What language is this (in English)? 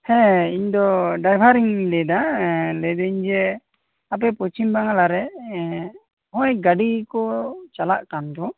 Santali